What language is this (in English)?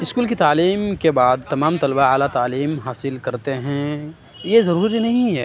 Urdu